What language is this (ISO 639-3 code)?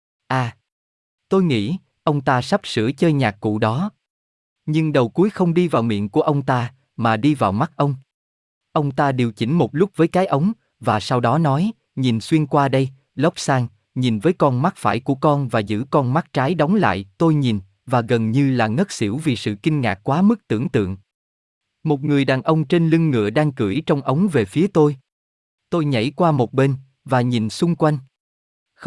vie